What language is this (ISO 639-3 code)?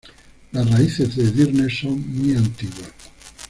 spa